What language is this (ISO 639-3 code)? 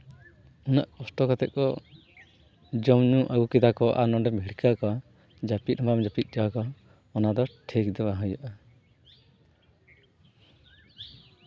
sat